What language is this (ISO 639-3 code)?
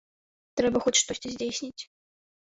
bel